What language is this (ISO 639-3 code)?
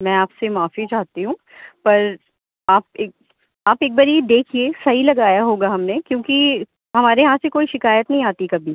urd